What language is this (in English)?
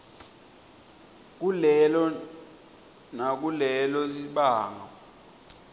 Swati